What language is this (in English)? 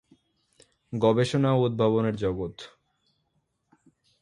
Bangla